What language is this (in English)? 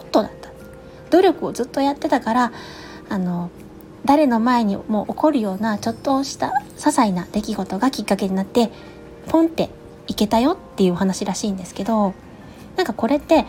Japanese